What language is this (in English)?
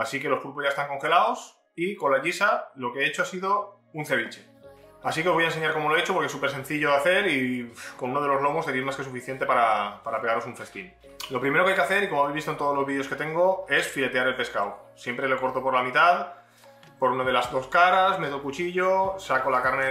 Spanish